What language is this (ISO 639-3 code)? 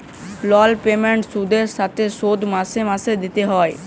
ben